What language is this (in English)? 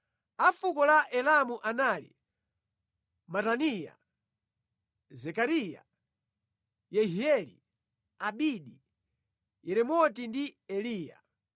Nyanja